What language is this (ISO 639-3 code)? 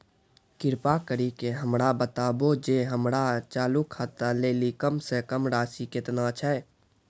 mai